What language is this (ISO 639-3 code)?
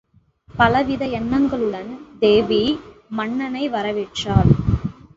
tam